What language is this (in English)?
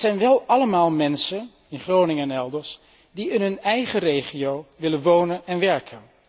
Dutch